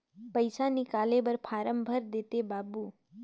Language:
Chhattisgarhi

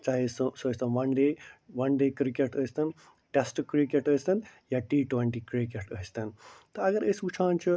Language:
Kashmiri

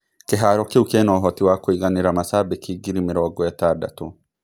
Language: Kikuyu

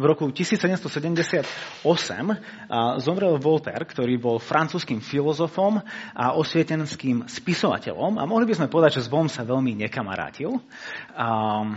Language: Slovak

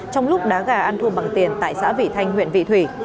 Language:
Vietnamese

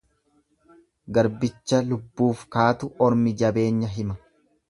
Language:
Oromo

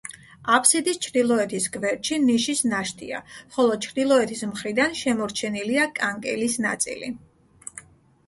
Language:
Georgian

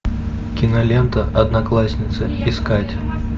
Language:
Russian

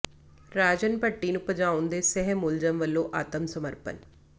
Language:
Punjabi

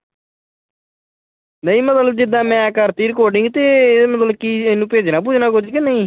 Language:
Punjabi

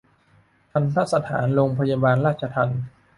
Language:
Thai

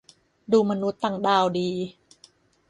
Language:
Thai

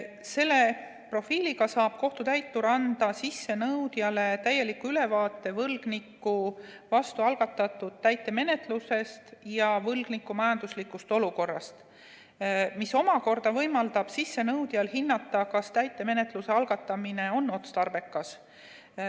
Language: Estonian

